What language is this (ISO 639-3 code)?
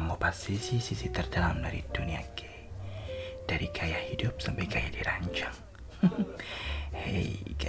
ind